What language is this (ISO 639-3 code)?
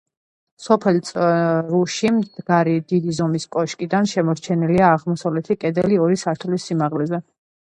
kat